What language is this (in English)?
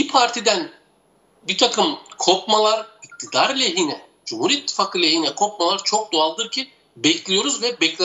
Turkish